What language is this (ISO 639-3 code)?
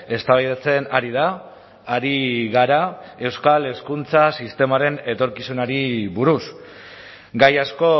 eus